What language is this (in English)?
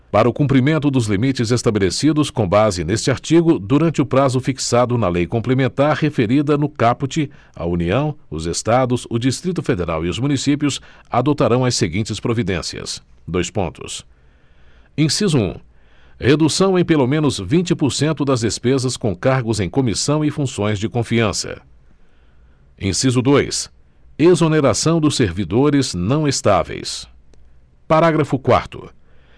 Portuguese